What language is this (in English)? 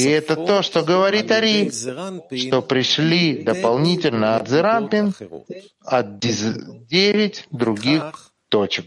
Russian